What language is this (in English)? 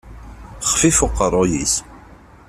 Kabyle